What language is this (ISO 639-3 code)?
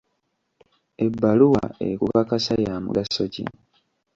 lug